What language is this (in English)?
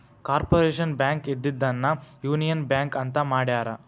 Kannada